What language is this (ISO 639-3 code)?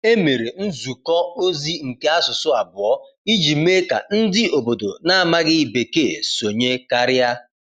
ibo